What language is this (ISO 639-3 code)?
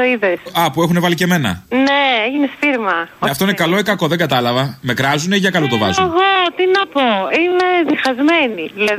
ell